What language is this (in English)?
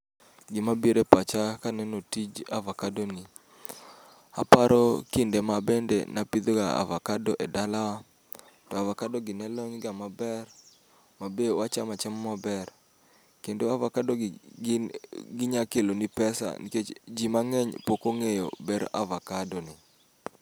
Luo (Kenya and Tanzania)